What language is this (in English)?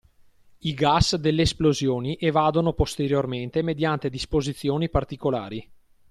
Italian